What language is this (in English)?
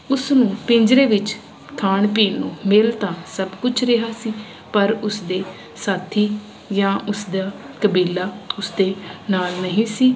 Punjabi